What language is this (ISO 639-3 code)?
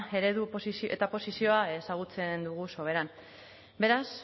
eus